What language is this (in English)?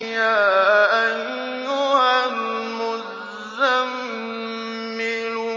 Arabic